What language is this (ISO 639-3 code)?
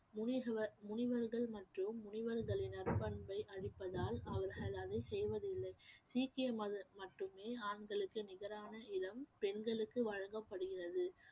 tam